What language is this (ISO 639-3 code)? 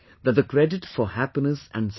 eng